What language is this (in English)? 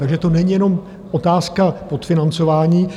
Czech